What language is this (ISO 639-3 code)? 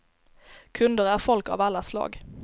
swe